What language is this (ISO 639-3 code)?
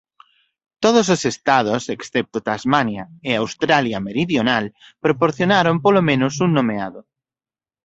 glg